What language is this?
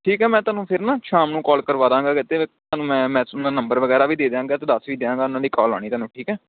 Punjabi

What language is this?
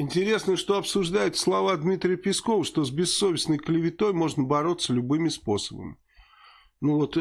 Russian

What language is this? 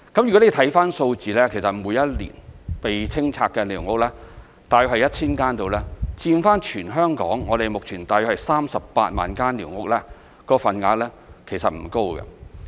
Cantonese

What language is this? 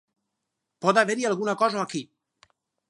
Catalan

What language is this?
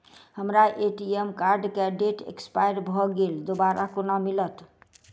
Maithili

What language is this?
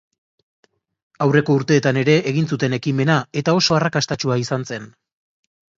Basque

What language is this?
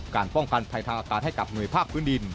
Thai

